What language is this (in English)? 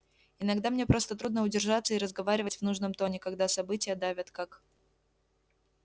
Russian